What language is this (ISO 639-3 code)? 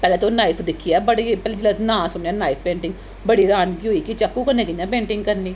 doi